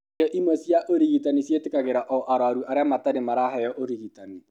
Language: Kikuyu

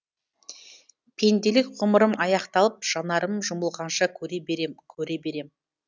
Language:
Kazakh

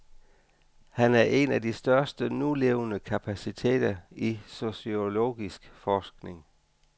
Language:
Danish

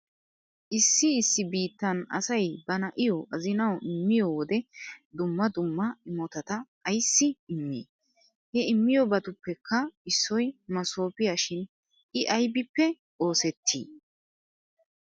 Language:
Wolaytta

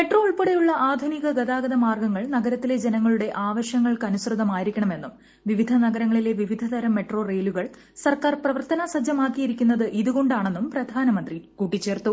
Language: Malayalam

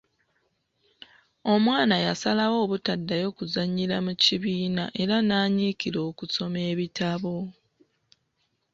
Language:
Ganda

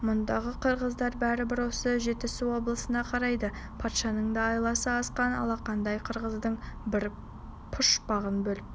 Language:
Kazakh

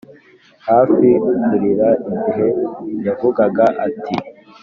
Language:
Kinyarwanda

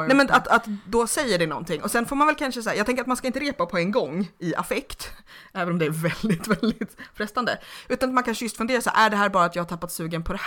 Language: Swedish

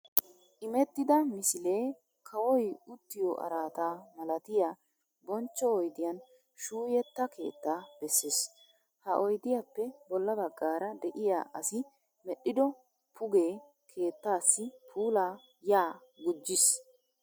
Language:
Wolaytta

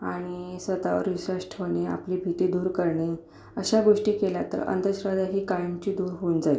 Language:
Marathi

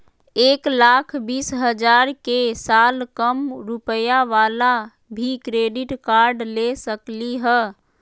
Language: Magahi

